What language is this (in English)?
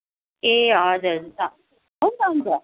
Nepali